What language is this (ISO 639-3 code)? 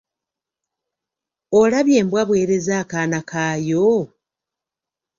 lug